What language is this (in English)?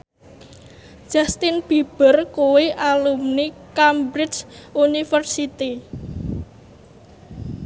Javanese